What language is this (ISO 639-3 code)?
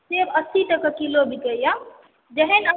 mai